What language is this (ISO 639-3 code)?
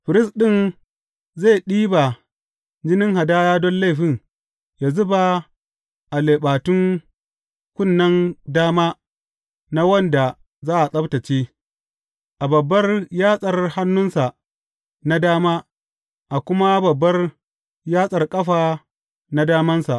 hau